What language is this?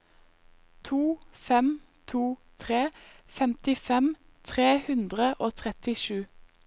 Norwegian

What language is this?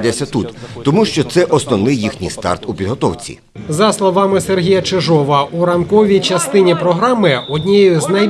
Ukrainian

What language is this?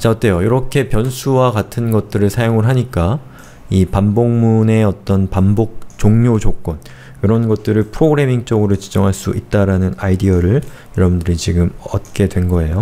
Korean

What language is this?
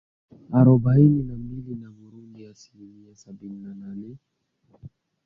Swahili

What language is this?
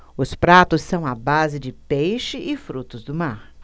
Portuguese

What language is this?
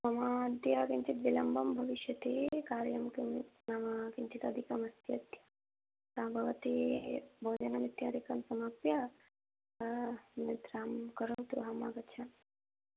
Sanskrit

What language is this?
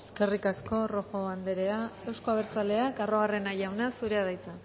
Basque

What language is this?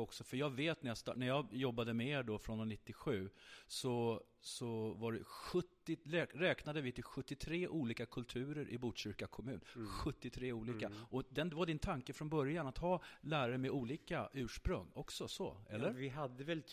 Swedish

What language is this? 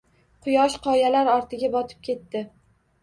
Uzbek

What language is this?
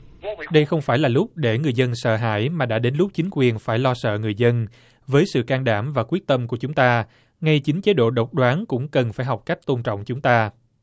Vietnamese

